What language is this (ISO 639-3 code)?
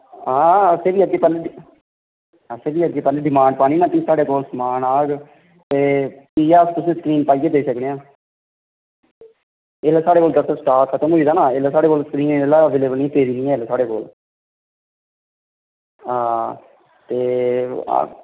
doi